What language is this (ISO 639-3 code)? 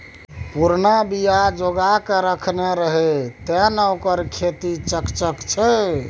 mai